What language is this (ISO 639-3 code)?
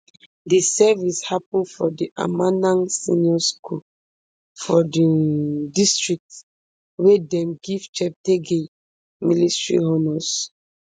pcm